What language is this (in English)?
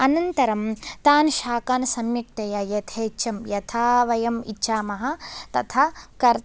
Sanskrit